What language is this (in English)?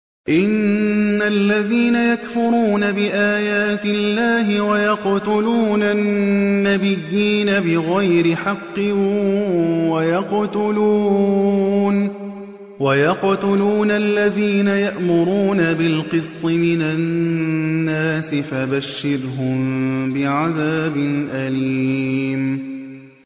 Arabic